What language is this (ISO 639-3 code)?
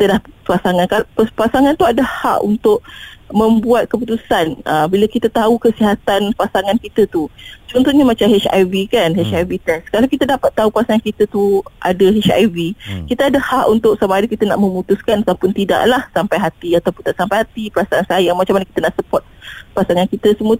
msa